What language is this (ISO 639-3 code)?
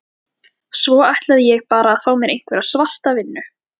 isl